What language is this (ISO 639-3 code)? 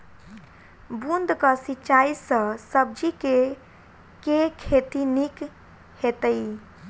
mai